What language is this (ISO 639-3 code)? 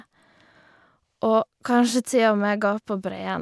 nor